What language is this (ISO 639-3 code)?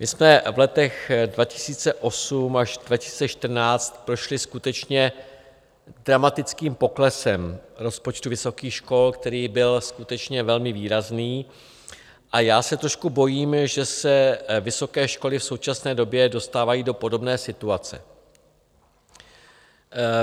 ces